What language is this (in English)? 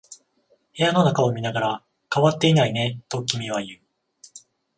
Japanese